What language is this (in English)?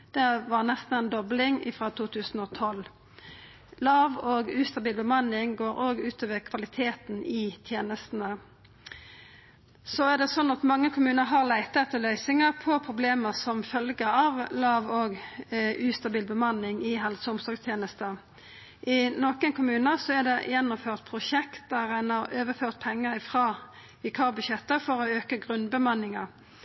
Norwegian Nynorsk